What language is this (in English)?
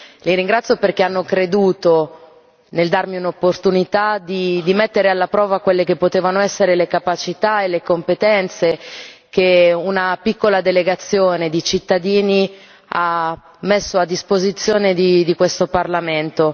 Italian